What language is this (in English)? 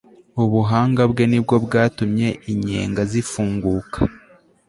Kinyarwanda